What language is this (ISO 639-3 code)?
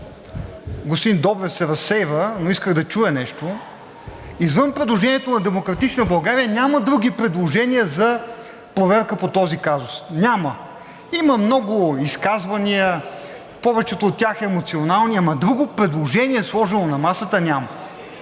bul